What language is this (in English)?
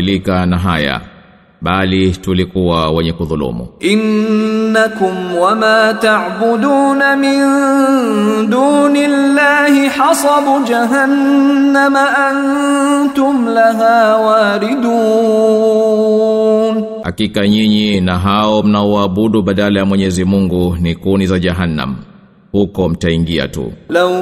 Swahili